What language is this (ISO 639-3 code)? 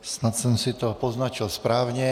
ces